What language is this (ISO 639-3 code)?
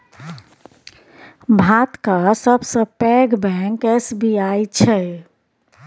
mai